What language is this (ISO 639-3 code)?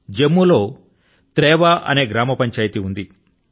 tel